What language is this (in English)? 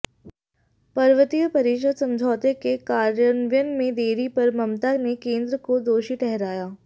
Hindi